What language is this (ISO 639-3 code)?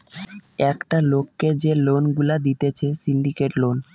ben